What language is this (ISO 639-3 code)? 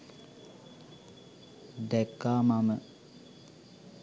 sin